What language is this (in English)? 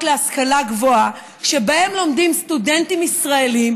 Hebrew